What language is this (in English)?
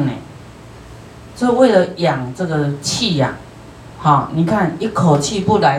Chinese